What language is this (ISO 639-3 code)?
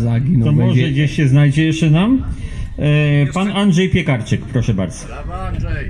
pol